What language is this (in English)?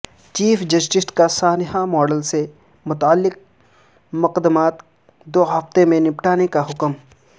Urdu